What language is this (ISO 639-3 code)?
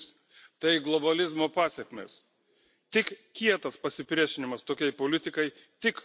lit